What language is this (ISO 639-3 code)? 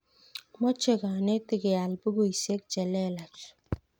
kln